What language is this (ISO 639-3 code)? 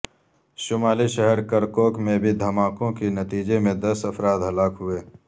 urd